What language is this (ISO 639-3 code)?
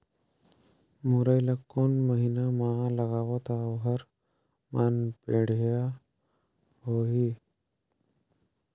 hne